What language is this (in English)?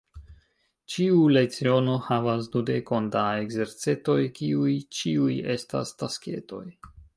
Esperanto